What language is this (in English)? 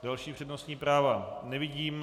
Czech